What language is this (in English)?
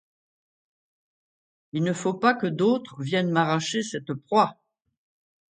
French